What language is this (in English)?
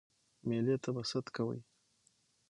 Pashto